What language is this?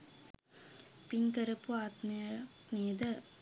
Sinhala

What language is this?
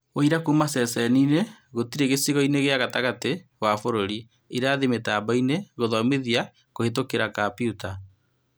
Kikuyu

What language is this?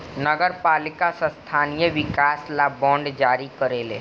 Bhojpuri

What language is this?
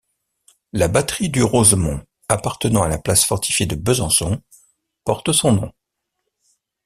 French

